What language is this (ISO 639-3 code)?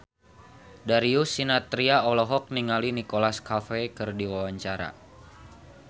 sun